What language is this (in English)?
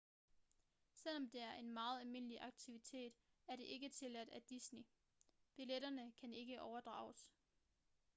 Danish